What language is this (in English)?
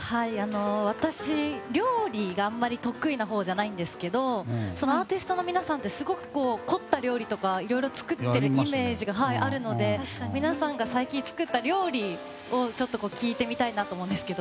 Japanese